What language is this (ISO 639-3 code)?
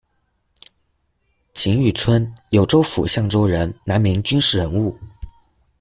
zho